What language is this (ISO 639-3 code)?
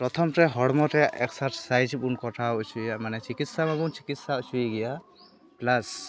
sat